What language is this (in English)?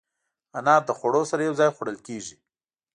Pashto